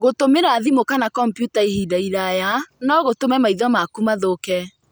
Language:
Kikuyu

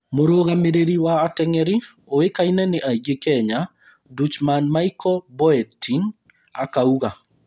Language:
Kikuyu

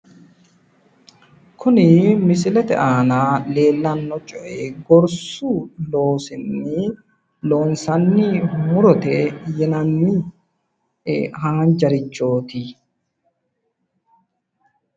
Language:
Sidamo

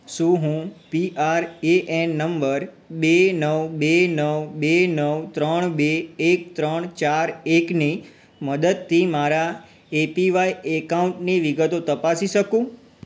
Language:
Gujarati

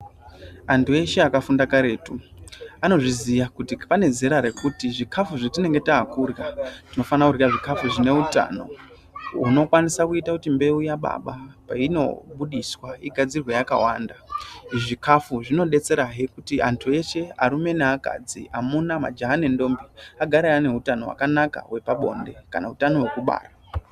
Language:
Ndau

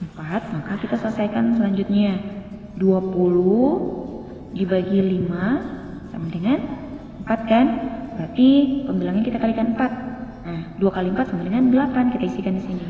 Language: Indonesian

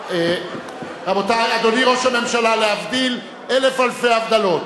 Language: Hebrew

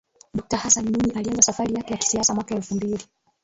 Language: Swahili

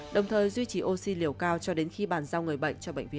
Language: Vietnamese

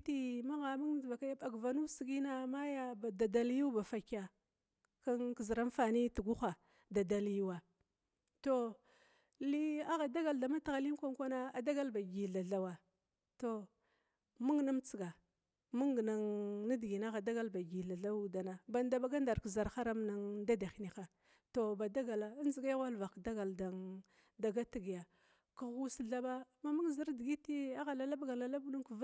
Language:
Glavda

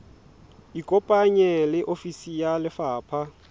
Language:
Southern Sotho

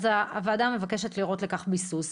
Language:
Hebrew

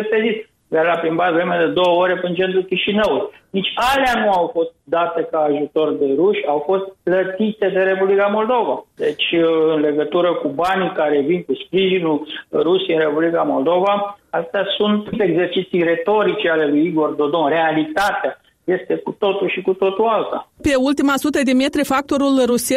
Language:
Romanian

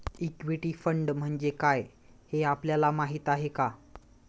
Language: Marathi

